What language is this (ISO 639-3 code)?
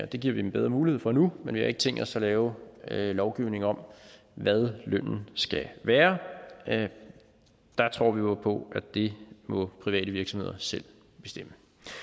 dan